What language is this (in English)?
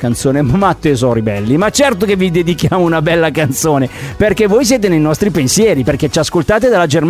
Italian